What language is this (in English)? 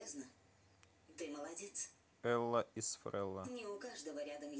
Russian